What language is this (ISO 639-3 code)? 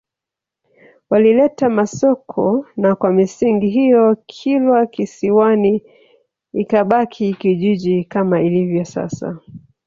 swa